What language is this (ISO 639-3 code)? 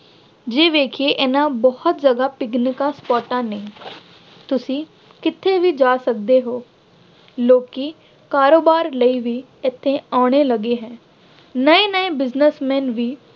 pan